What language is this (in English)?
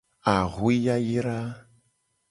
Gen